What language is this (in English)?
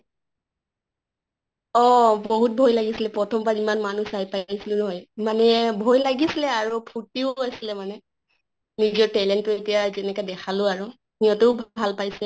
Assamese